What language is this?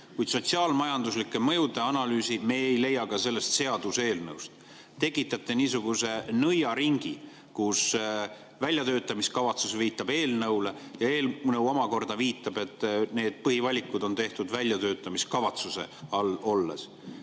Estonian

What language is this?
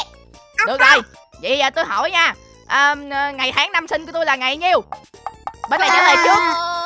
Vietnamese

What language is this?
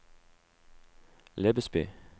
Norwegian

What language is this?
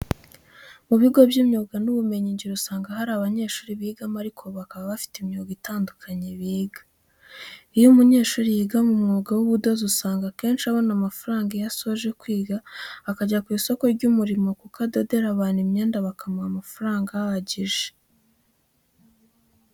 Kinyarwanda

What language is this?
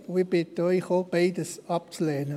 Swiss German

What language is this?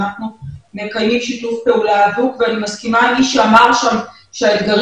Hebrew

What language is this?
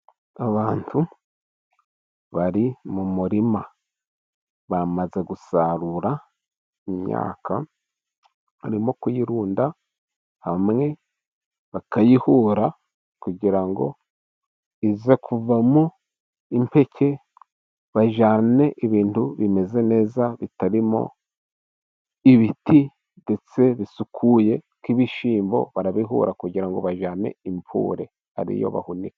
Kinyarwanda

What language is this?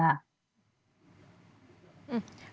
Indonesian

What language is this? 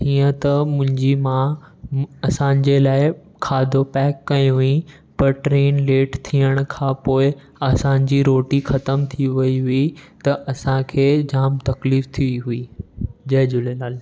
Sindhi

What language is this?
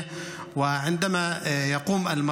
Hebrew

